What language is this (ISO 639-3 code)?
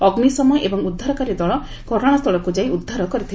ori